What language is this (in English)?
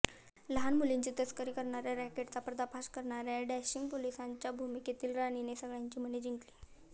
Marathi